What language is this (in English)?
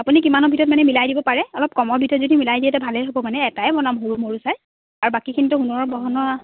Assamese